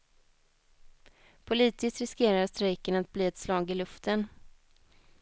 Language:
Swedish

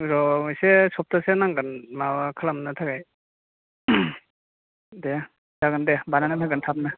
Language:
Bodo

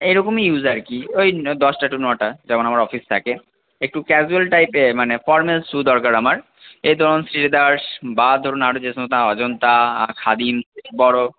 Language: Bangla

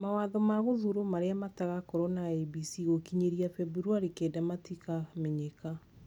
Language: Kikuyu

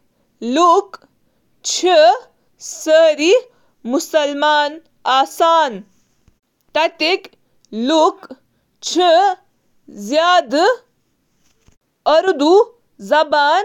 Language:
Kashmiri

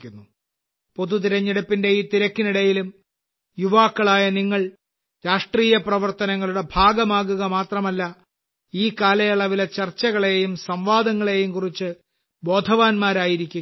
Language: Malayalam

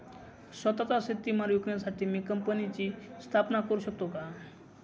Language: Marathi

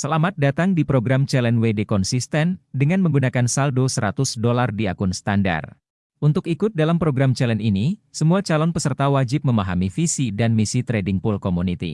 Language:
Indonesian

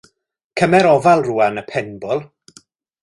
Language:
Welsh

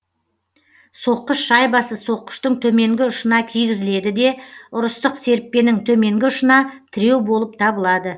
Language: Kazakh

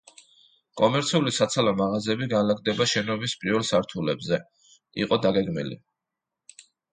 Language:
Georgian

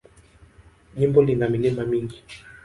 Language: Swahili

